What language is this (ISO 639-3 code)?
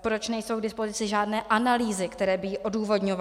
ces